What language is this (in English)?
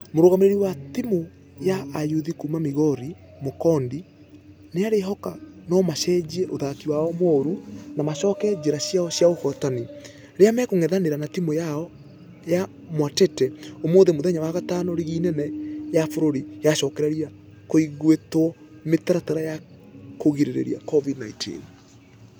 Kikuyu